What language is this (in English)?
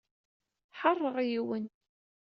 Kabyle